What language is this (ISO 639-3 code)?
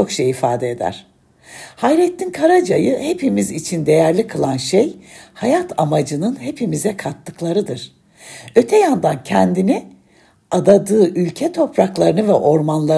tur